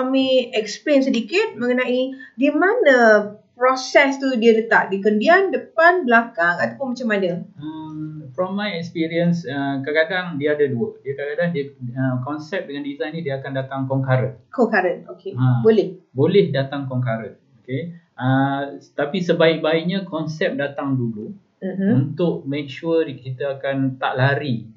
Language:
Malay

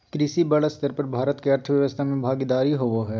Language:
Magahi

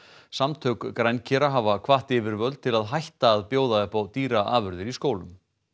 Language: Icelandic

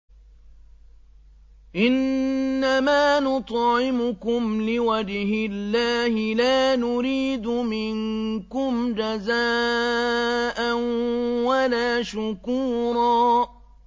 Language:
Arabic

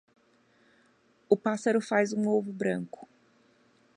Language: Portuguese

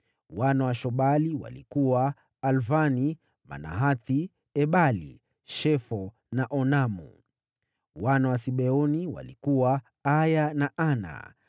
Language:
Swahili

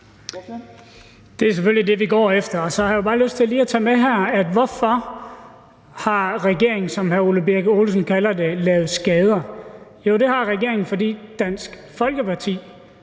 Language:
Danish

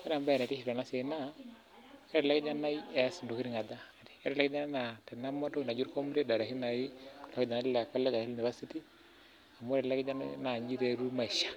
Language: Masai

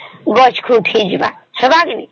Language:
Odia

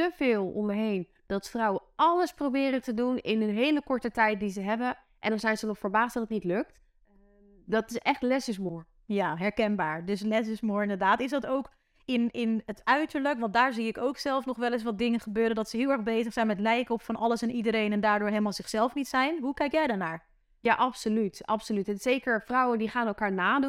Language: Dutch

